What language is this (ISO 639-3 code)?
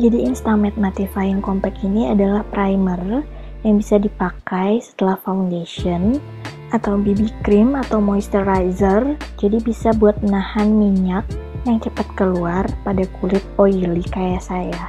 ind